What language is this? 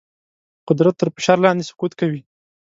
Pashto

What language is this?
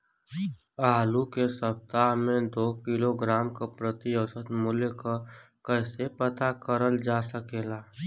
Bhojpuri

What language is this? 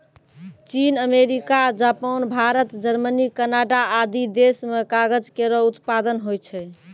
Maithili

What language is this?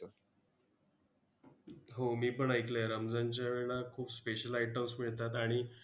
Marathi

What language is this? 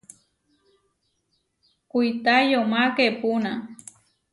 Huarijio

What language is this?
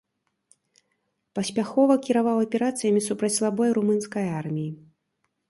Belarusian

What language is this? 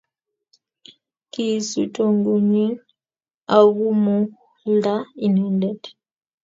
Kalenjin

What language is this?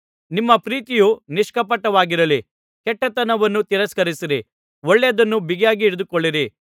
Kannada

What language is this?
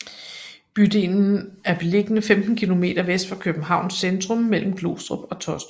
Danish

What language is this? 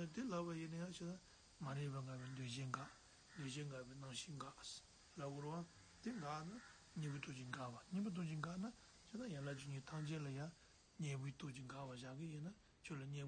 Turkish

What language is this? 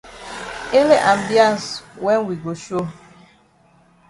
Cameroon Pidgin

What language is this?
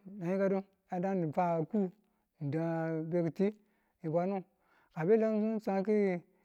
Tula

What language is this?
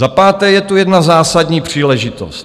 Czech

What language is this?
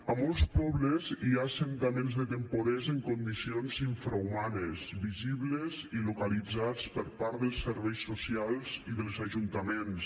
Catalan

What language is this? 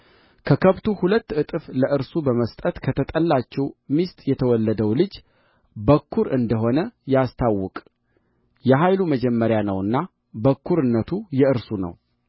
Amharic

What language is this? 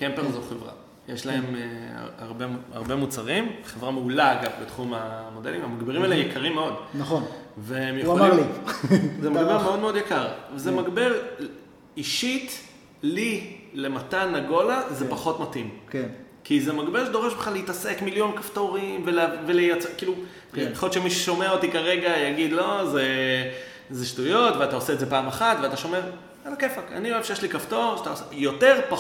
Hebrew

